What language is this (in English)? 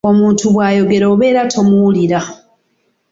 Ganda